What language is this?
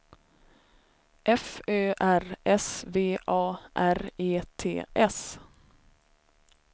Swedish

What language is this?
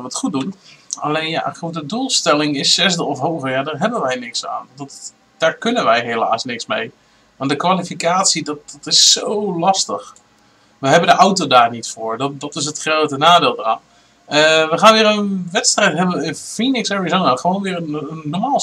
Dutch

